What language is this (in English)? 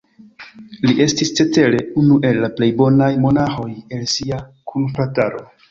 Esperanto